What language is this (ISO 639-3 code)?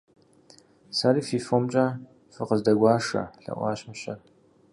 kbd